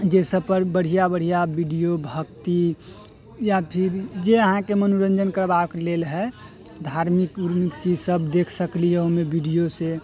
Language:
Maithili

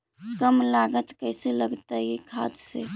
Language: Magahi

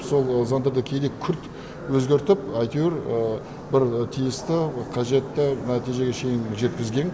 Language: Kazakh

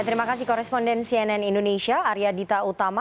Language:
Indonesian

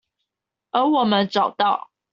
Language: Chinese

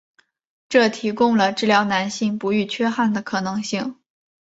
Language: Chinese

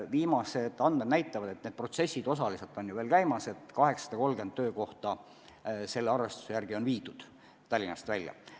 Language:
Estonian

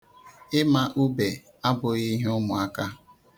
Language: Igbo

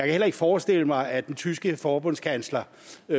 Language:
Danish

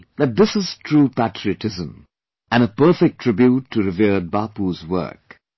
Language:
English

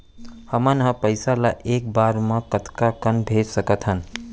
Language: Chhattisgarhi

